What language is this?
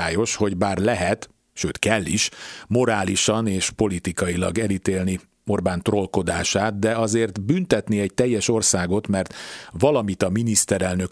Hungarian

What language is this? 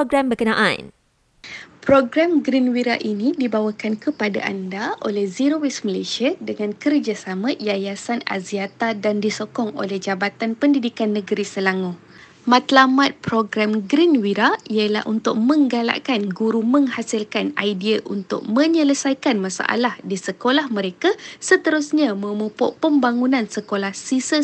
Malay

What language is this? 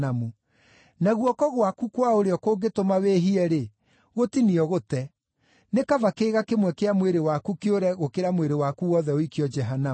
Kikuyu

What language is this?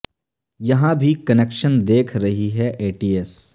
Urdu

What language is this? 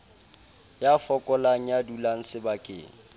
Southern Sotho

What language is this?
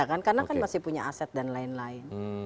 Indonesian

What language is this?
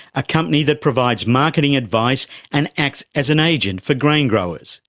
English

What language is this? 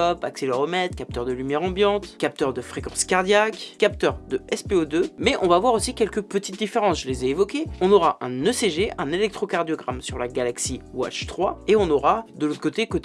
French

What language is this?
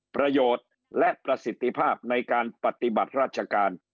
Thai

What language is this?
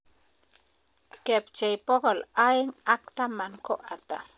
Kalenjin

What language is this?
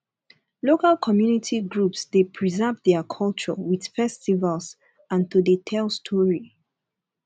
Nigerian Pidgin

